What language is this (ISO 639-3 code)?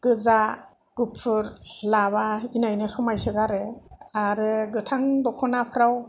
brx